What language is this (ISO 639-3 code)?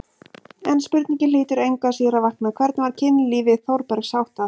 isl